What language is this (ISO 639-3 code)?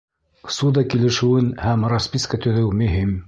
bak